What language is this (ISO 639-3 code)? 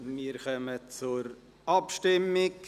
gsw